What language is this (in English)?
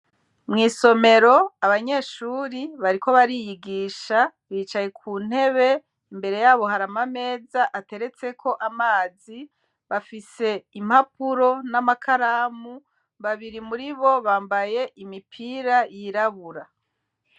Rundi